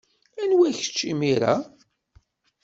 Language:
Kabyle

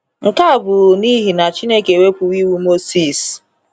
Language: Igbo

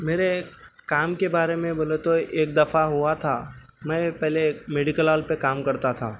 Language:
Urdu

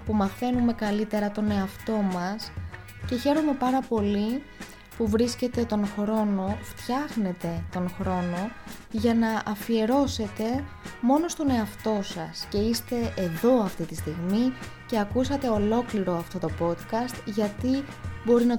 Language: Greek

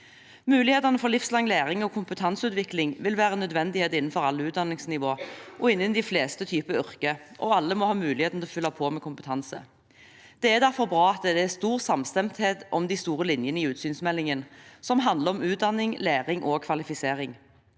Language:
Norwegian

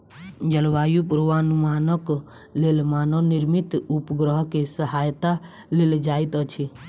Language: Maithili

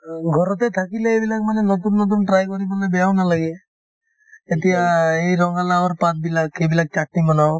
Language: Assamese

